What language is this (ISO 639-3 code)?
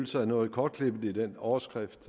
dan